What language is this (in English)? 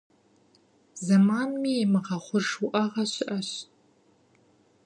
Kabardian